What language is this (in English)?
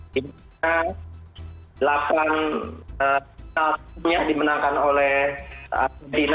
Indonesian